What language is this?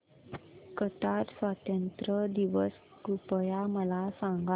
Marathi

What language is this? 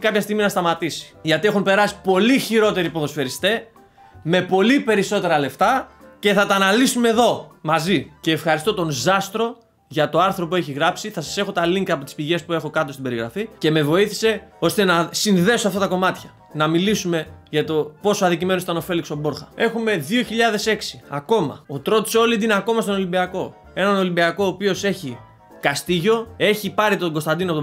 Greek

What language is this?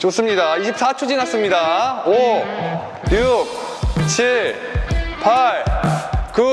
Korean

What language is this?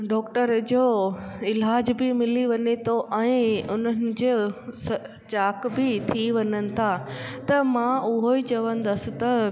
Sindhi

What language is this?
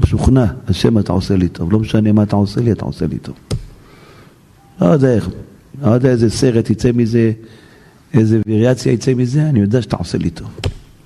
Hebrew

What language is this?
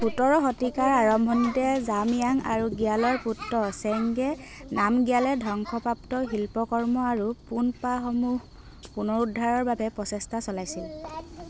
Assamese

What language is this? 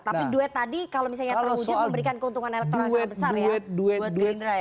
Indonesian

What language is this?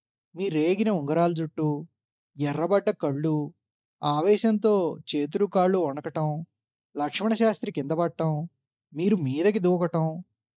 Telugu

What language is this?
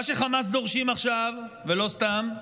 Hebrew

